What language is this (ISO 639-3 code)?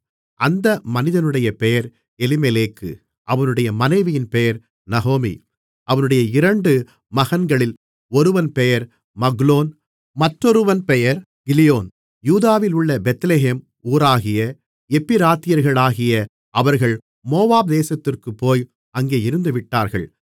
tam